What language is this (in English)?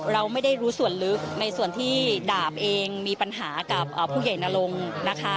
Thai